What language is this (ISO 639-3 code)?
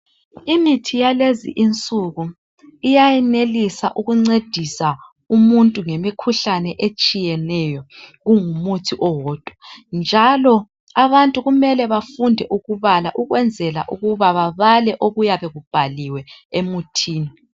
nde